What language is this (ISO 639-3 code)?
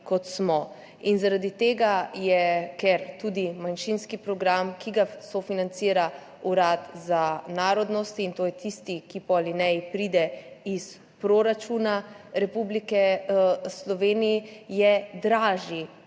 slv